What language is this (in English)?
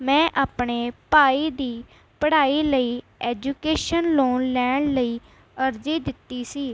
Punjabi